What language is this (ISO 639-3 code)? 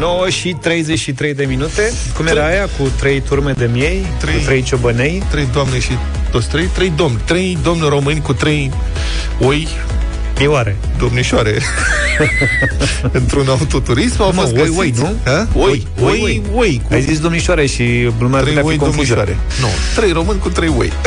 ron